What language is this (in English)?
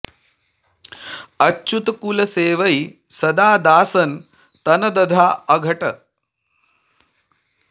Sanskrit